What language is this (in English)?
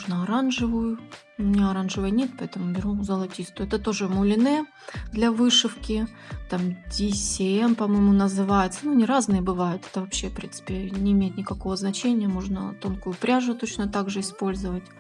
Russian